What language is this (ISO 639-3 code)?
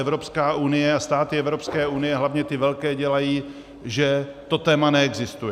ces